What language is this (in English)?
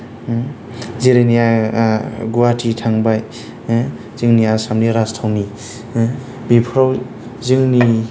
Bodo